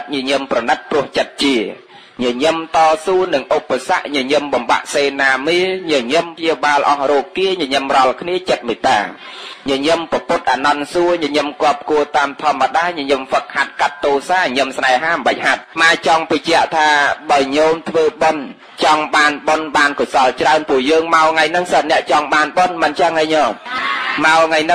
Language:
Vietnamese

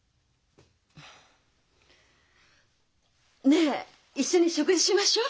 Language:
Japanese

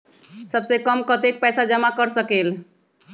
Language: Magahi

